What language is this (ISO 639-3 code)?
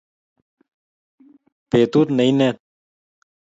kln